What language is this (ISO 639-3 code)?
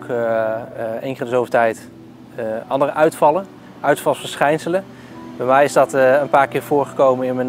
nld